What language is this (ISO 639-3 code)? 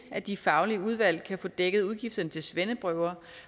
dan